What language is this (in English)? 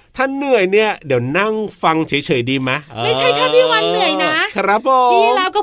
Thai